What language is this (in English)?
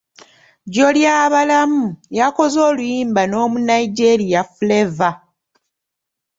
Ganda